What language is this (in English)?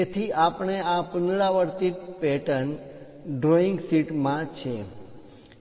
Gujarati